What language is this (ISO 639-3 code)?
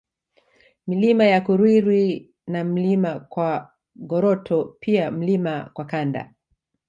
swa